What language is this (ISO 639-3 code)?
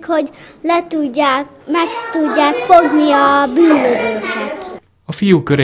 hun